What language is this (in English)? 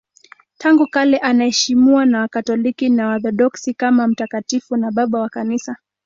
Swahili